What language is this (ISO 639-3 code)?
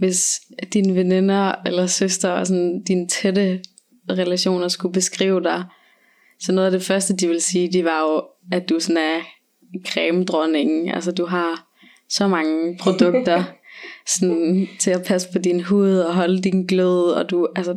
dan